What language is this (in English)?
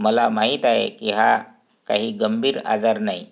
Marathi